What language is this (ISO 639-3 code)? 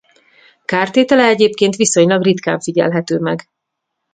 hun